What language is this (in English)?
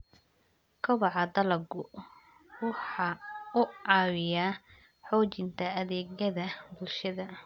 Somali